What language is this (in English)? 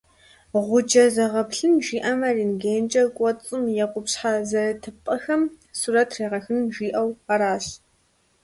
Kabardian